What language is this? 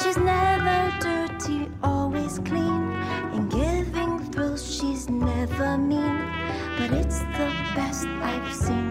Italian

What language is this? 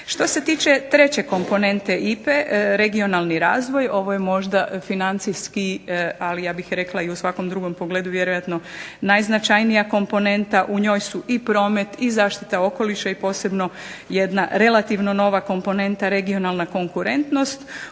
Croatian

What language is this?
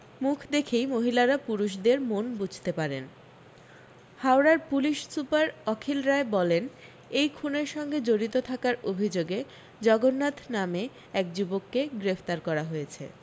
Bangla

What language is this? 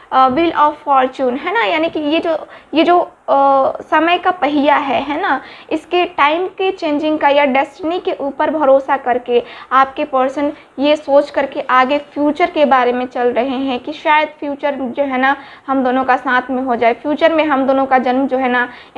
Hindi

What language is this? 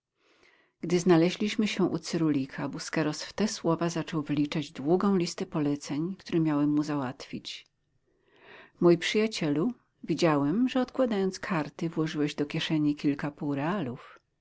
Polish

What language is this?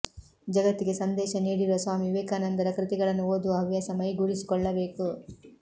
Kannada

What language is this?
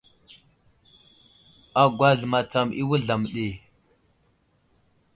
Wuzlam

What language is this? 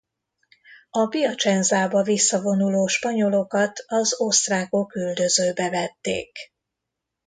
Hungarian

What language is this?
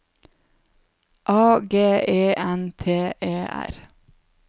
Norwegian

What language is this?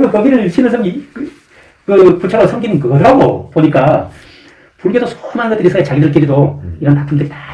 Korean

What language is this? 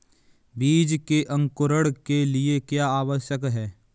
Hindi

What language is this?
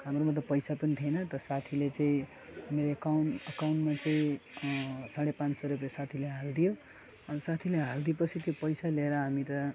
Nepali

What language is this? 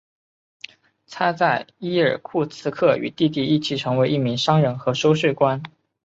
Chinese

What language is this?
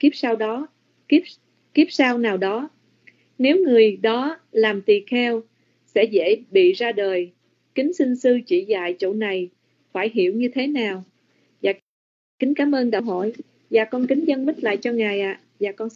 Vietnamese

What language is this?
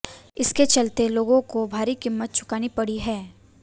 Hindi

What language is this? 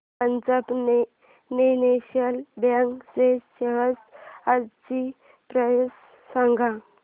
Marathi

